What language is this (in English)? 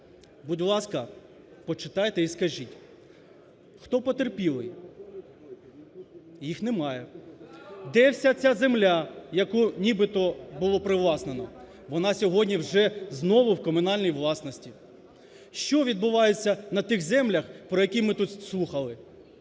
Ukrainian